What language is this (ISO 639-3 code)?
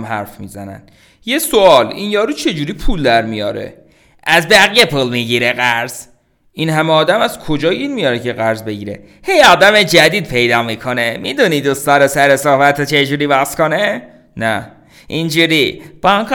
fas